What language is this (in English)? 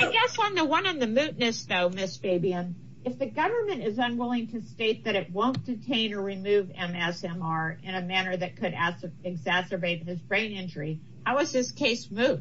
English